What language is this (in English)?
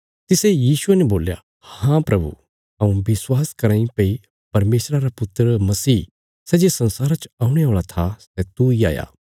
Bilaspuri